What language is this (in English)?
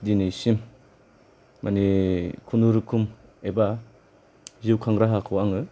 Bodo